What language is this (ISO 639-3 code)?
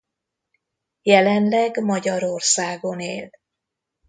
hun